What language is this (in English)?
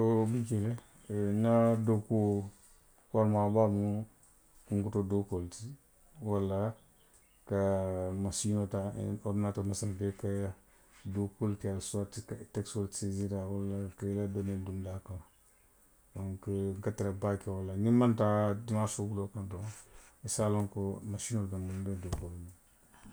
Western Maninkakan